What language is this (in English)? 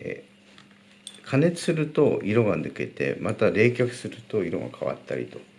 Japanese